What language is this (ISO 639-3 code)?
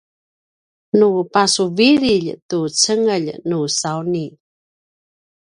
pwn